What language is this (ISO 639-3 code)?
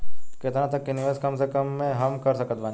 bho